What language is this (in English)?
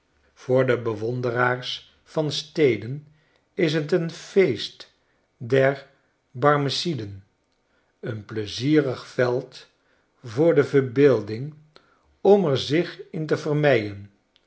Dutch